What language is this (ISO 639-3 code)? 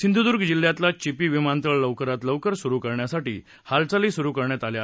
mar